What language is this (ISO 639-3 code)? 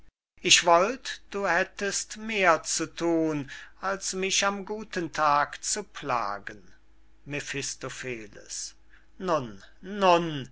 deu